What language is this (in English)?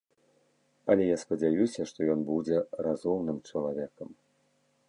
Belarusian